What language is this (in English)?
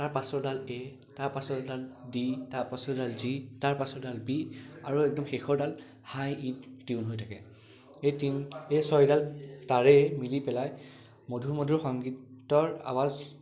Assamese